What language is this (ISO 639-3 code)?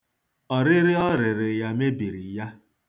ibo